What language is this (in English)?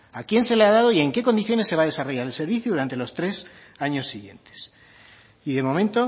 Spanish